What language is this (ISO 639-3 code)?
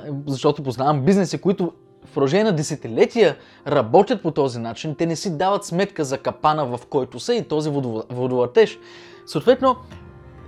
bul